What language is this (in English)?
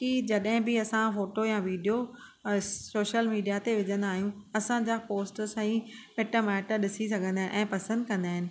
Sindhi